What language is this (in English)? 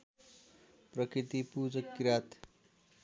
Nepali